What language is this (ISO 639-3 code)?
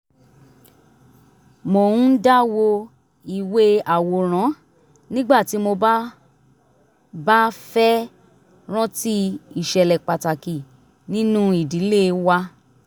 yor